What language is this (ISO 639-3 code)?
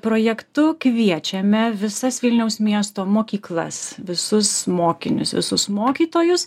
lit